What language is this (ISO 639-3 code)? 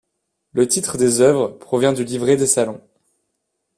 fra